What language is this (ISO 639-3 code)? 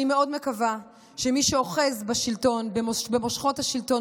heb